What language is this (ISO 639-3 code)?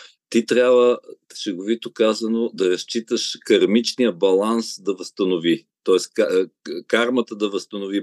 bul